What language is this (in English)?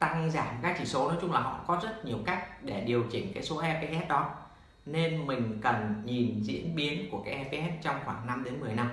Vietnamese